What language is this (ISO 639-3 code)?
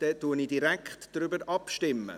gsw